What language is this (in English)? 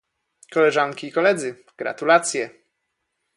Polish